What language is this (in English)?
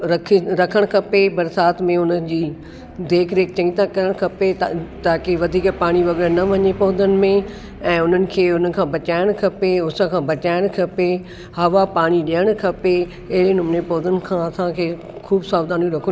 Sindhi